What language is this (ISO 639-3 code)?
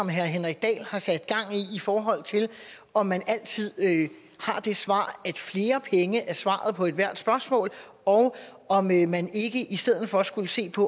dan